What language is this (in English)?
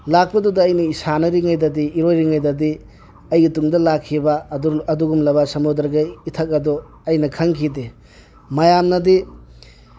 Manipuri